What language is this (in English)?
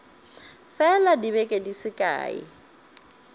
Northern Sotho